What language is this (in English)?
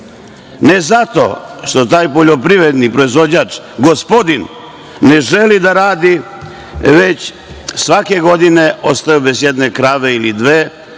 Serbian